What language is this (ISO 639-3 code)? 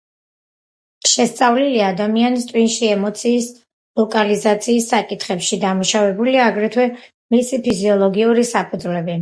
kat